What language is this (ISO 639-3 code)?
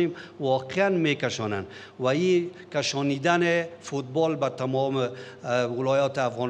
fas